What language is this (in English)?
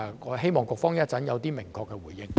Cantonese